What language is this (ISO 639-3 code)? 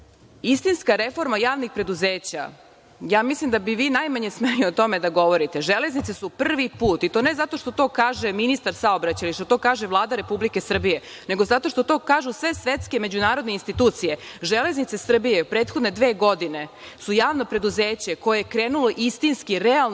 srp